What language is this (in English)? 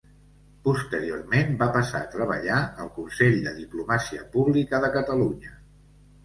Catalan